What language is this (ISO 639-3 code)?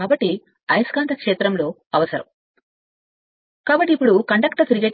tel